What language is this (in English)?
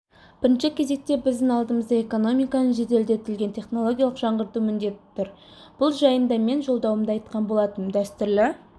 Kazakh